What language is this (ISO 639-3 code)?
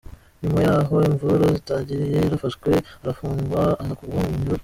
kin